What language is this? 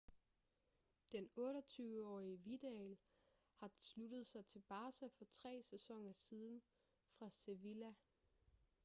Danish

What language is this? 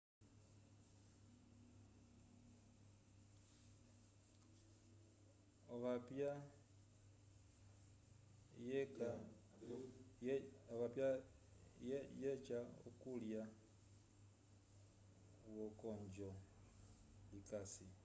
Umbundu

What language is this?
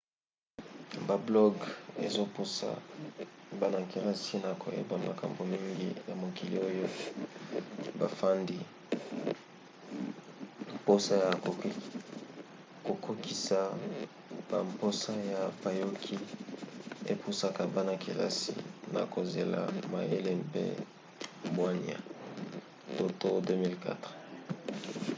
Lingala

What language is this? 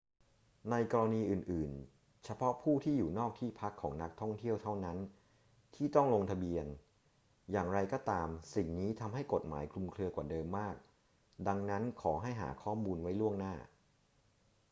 Thai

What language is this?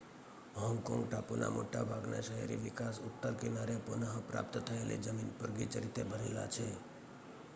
Gujarati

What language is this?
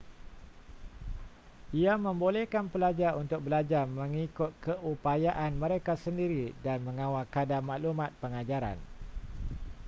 Malay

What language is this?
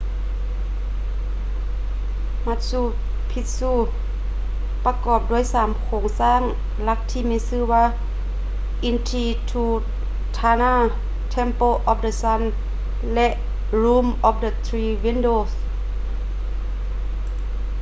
Lao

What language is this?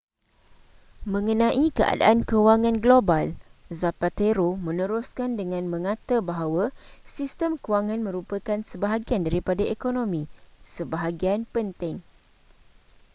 Malay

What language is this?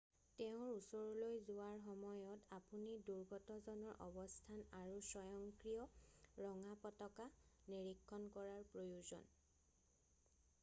Assamese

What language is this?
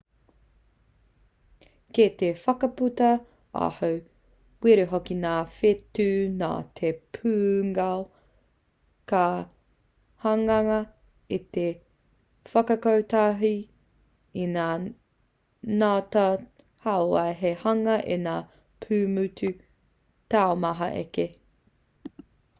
Māori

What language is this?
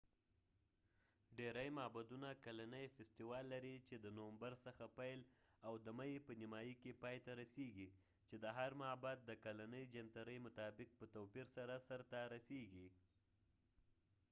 Pashto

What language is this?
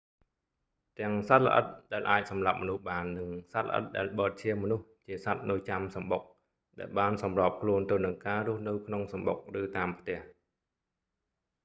Khmer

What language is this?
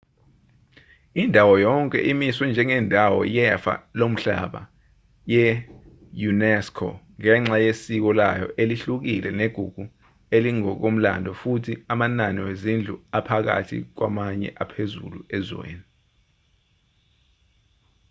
Zulu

